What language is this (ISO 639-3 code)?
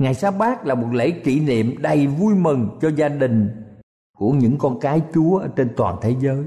vie